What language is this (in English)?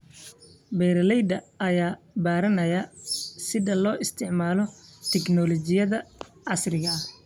Somali